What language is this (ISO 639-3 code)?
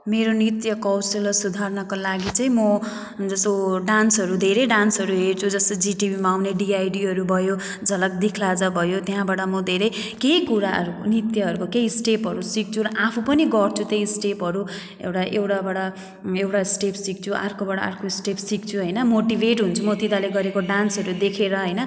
nep